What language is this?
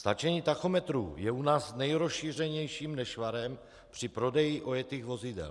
Czech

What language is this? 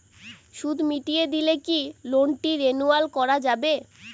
Bangla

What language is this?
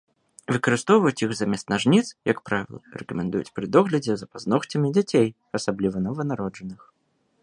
Belarusian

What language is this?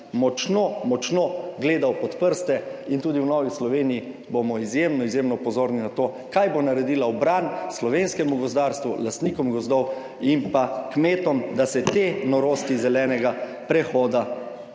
Slovenian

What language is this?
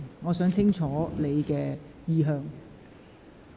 Cantonese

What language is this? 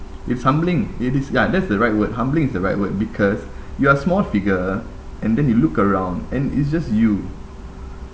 English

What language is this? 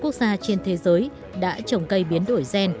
Vietnamese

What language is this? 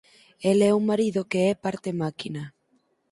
Galician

